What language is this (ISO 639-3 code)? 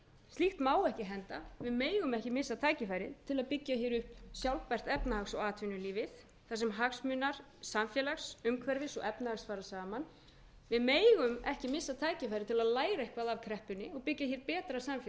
isl